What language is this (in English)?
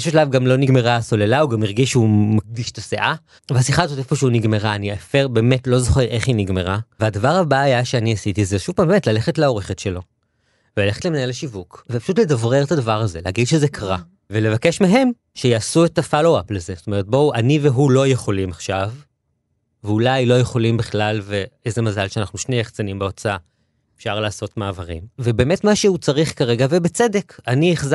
Hebrew